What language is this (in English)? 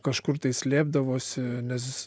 Lithuanian